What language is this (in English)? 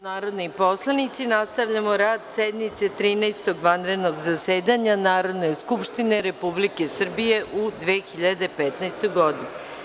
Serbian